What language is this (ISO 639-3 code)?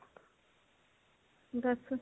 pan